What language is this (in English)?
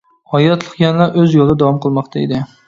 Uyghur